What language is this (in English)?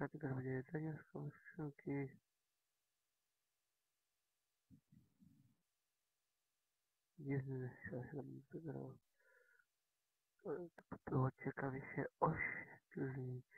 Polish